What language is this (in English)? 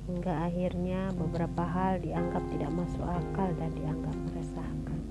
Indonesian